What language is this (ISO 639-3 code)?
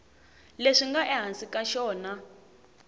tso